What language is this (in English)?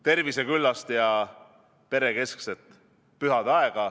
Estonian